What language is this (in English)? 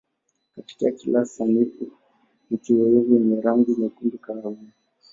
Swahili